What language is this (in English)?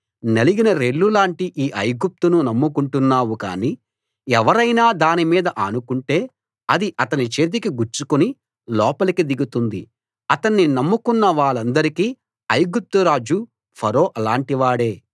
Telugu